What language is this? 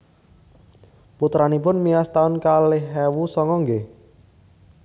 Javanese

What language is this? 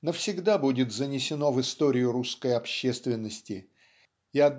Russian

